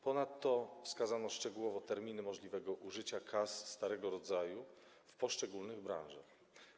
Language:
Polish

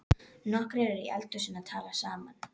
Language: Icelandic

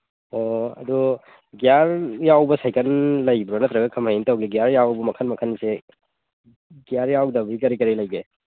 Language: Manipuri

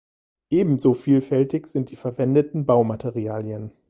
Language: German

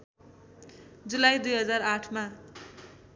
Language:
Nepali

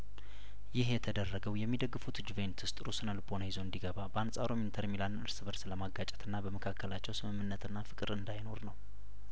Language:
Amharic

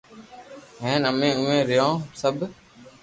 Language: Loarki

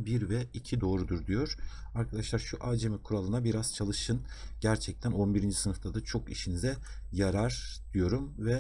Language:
Turkish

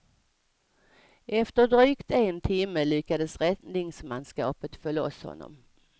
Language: Swedish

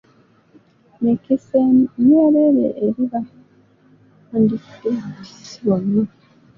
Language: Ganda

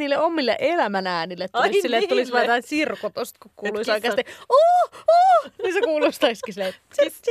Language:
Finnish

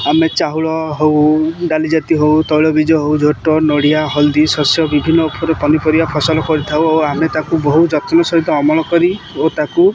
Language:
Odia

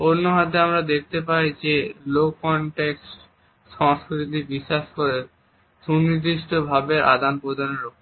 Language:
Bangla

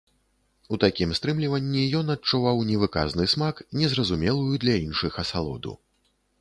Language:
Belarusian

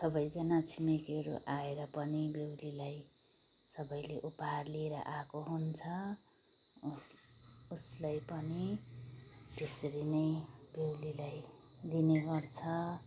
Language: Nepali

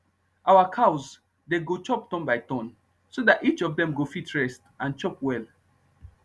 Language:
Nigerian Pidgin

